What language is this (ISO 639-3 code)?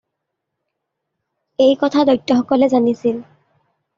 asm